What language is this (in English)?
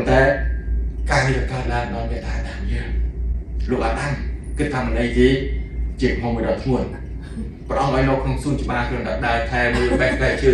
Thai